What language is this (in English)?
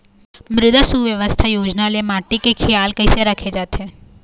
Chhattisgarhi